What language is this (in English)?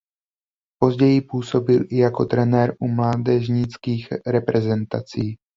Czech